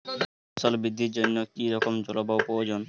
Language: Bangla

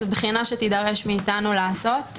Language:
Hebrew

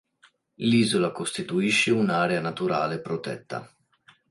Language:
Italian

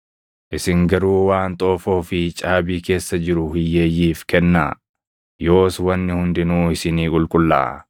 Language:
Oromo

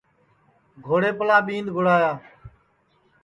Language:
Sansi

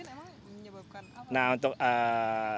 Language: Indonesian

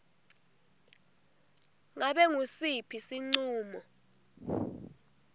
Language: Swati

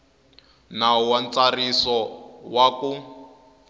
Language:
Tsonga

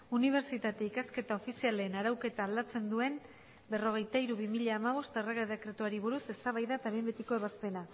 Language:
Basque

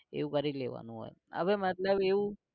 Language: Gujarati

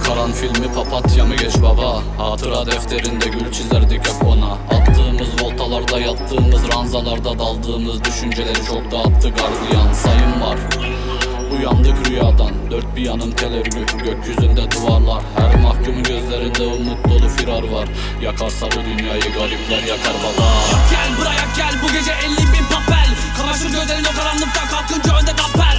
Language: Turkish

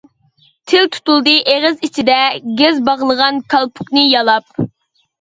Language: Uyghur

